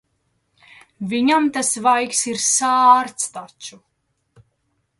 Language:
Latvian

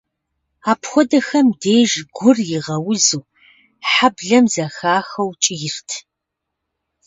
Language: Kabardian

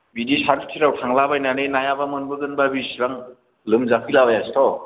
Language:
Bodo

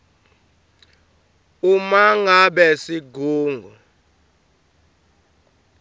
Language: Swati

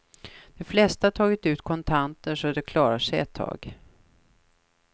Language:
Swedish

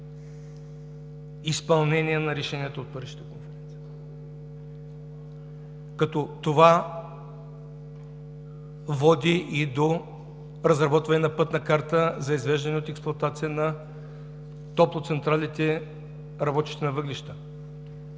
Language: Bulgarian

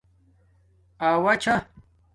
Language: Domaaki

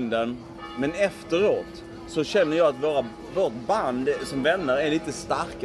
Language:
Swedish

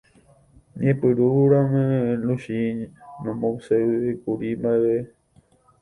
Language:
Guarani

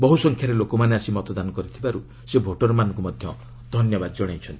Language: Odia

